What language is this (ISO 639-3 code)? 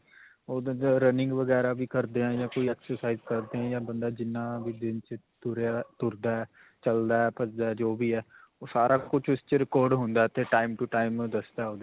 pan